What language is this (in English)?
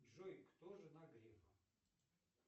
Russian